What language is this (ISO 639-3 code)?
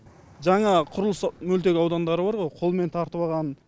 kaz